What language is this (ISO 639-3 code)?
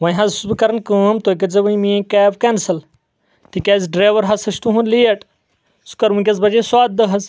kas